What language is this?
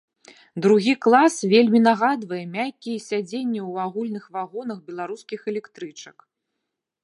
Belarusian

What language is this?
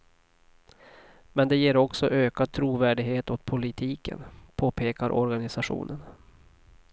Swedish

